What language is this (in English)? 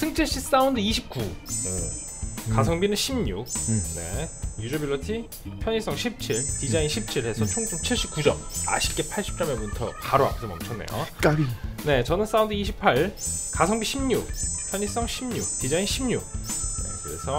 Korean